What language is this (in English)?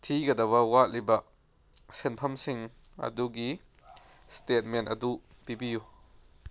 Manipuri